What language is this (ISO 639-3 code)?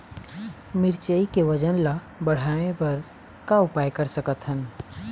hne